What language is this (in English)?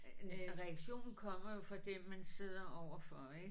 Danish